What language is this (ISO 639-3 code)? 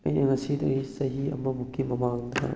mni